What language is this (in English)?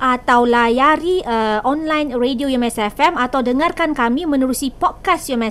Malay